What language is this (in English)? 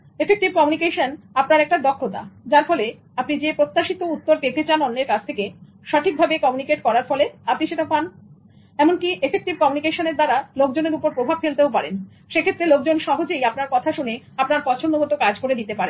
Bangla